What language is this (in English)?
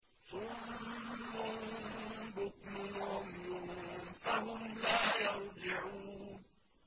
Arabic